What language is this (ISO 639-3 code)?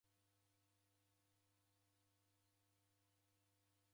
dav